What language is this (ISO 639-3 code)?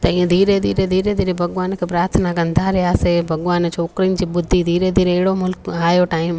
snd